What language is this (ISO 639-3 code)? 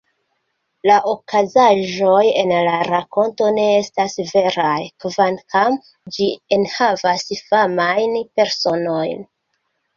epo